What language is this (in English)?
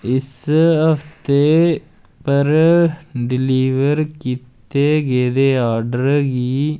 Dogri